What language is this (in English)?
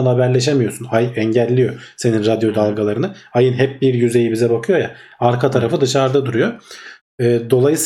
Turkish